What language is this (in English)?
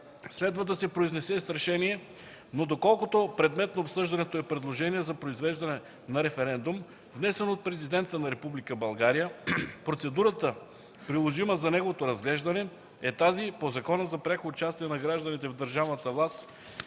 Bulgarian